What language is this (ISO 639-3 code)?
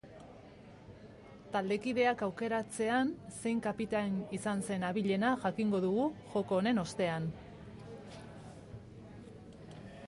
eus